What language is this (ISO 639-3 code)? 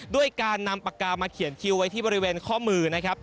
tha